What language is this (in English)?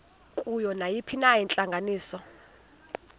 Xhosa